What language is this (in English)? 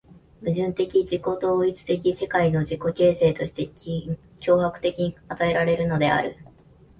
Japanese